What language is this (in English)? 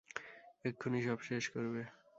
Bangla